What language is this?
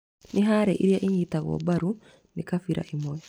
Kikuyu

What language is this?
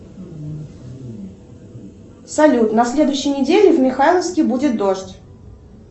Russian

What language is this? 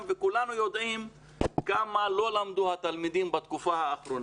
Hebrew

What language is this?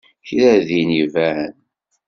Kabyle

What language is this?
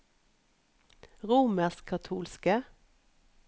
Norwegian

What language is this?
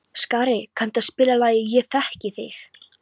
Icelandic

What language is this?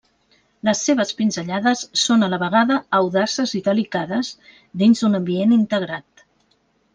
Catalan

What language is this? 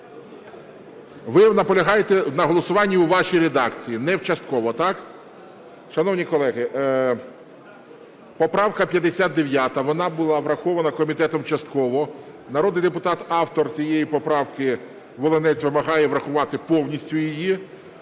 Ukrainian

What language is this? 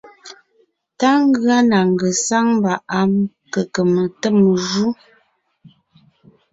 Ngiemboon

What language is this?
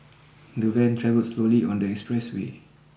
English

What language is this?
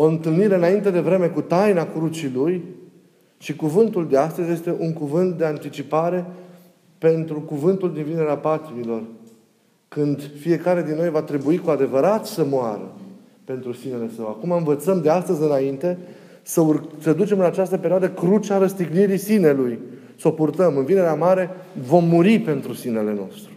Romanian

